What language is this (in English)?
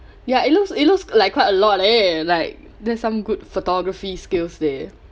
English